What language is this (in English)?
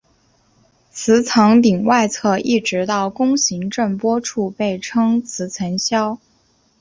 Chinese